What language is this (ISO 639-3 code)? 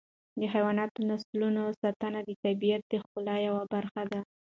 pus